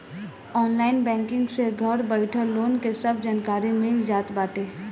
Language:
Bhojpuri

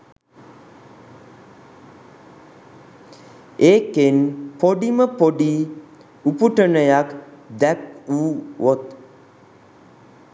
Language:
Sinhala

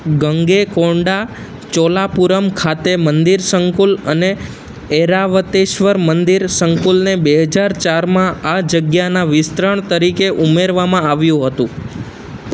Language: Gujarati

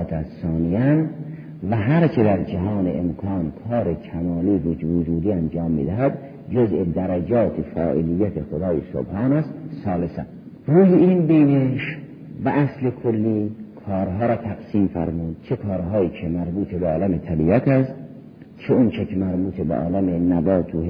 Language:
Persian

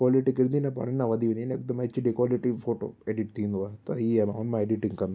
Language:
Sindhi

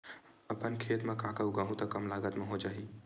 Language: Chhattisgarhi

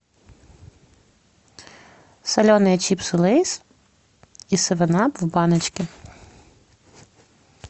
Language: Russian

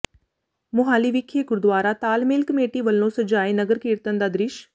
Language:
Punjabi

